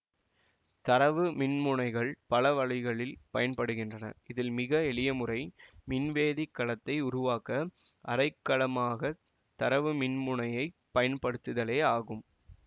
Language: Tamil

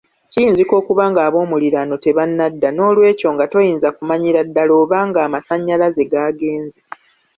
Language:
Ganda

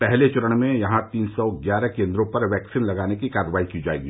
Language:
Hindi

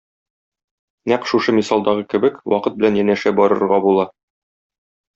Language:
Tatar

